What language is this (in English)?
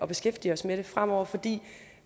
Danish